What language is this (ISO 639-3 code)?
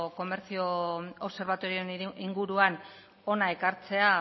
eus